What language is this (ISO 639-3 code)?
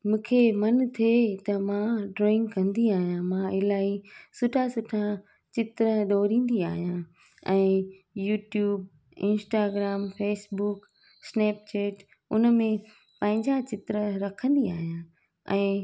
snd